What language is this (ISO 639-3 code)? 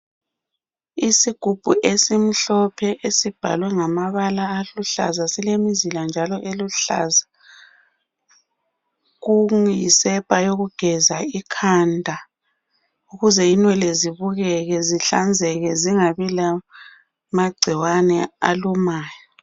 nde